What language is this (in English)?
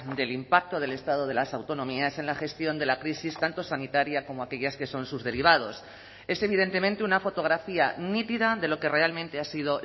Spanish